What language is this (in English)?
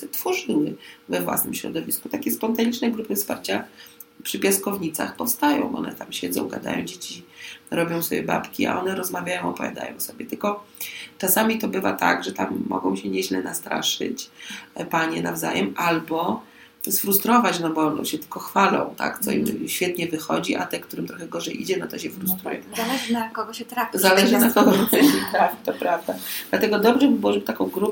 Polish